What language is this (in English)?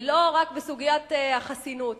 Hebrew